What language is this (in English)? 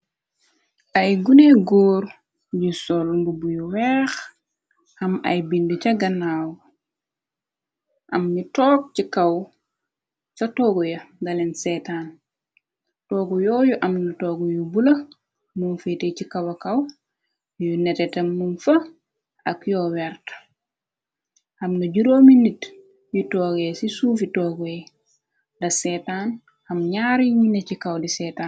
Wolof